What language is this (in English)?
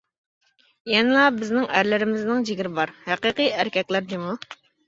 Uyghur